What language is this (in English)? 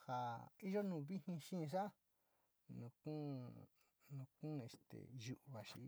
Sinicahua Mixtec